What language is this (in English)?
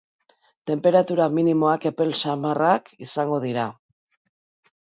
Basque